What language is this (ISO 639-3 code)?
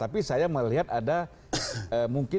ind